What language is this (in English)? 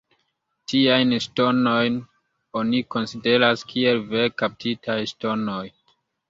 Esperanto